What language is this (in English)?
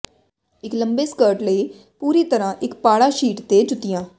Punjabi